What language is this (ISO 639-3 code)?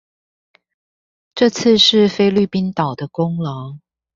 zho